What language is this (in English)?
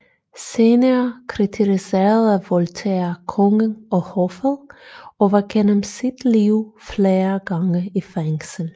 Danish